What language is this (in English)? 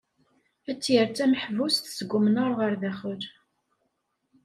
Kabyle